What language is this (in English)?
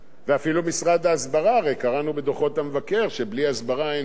Hebrew